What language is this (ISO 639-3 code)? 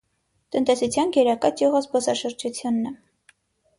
hye